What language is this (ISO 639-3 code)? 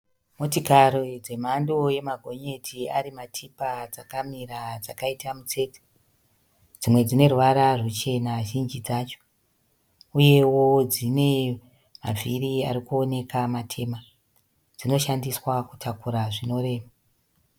sna